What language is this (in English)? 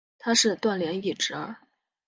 Chinese